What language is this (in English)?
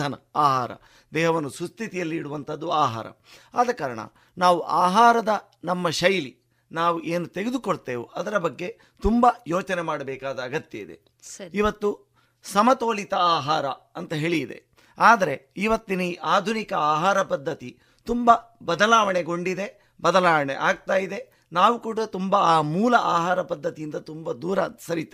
Kannada